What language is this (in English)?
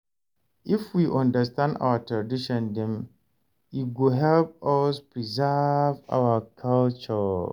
Nigerian Pidgin